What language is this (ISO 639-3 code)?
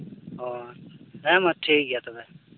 sat